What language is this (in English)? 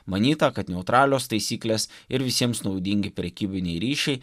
Lithuanian